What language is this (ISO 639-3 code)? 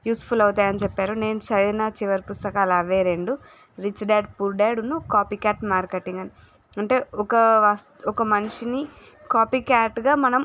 tel